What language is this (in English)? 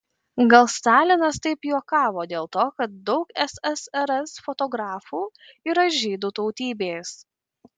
Lithuanian